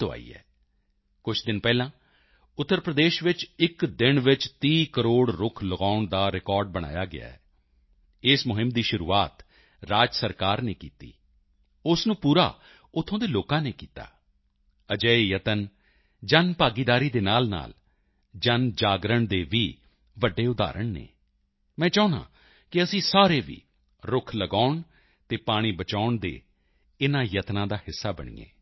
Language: Punjabi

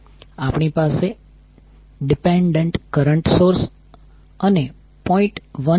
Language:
Gujarati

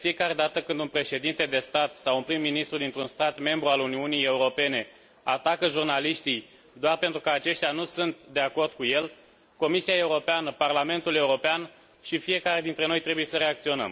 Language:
Romanian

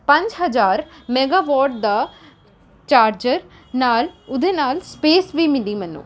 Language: Punjabi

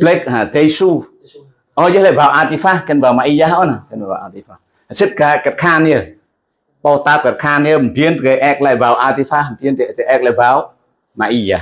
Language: Indonesian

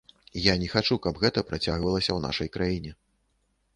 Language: Belarusian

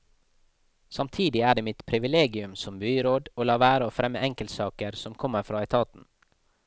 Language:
Norwegian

